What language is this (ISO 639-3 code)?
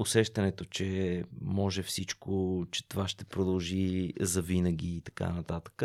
bul